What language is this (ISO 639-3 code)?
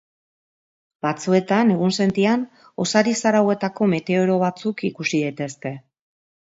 eus